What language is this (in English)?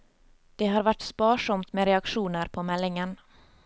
Norwegian